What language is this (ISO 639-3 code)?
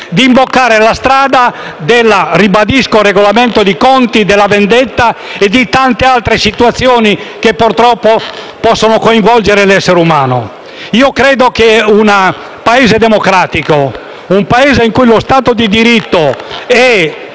ita